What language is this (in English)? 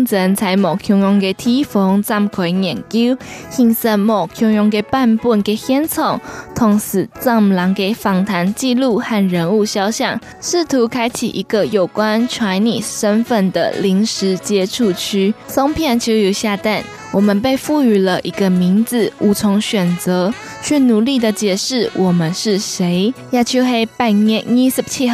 Chinese